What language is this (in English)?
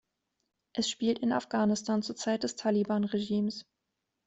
German